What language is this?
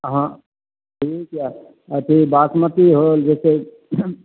Maithili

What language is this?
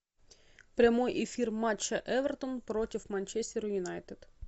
Russian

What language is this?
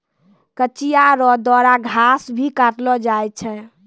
Maithili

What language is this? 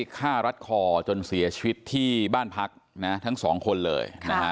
Thai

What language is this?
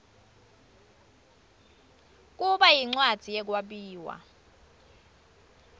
Swati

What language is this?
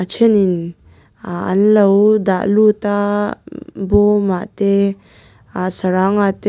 Mizo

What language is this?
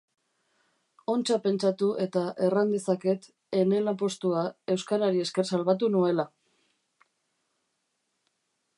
Basque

